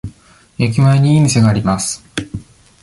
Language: Japanese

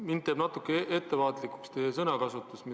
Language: Estonian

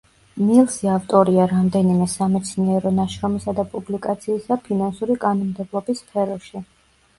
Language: Georgian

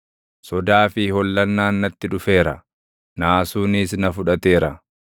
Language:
Oromo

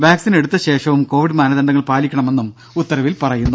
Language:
Malayalam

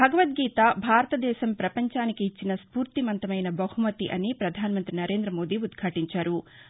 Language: Telugu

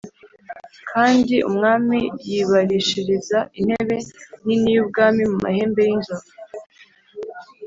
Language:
Kinyarwanda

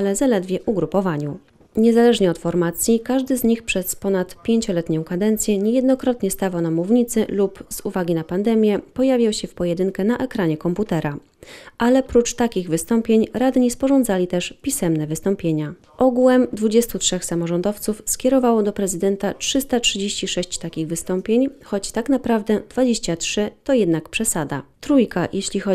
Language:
Polish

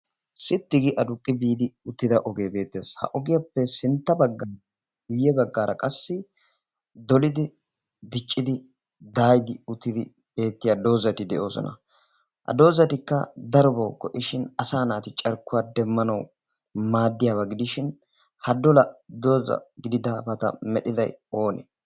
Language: Wolaytta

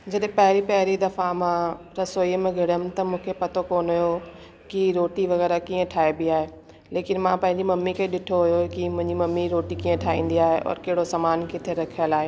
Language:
Sindhi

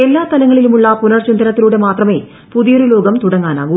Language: Malayalam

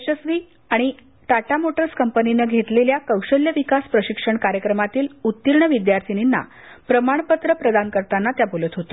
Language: Marathi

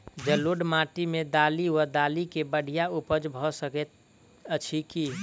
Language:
Maithili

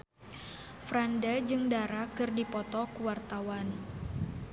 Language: Sundanese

